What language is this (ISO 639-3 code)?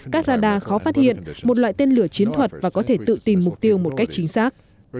vie